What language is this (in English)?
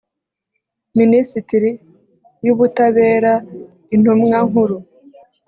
Kinyarwanda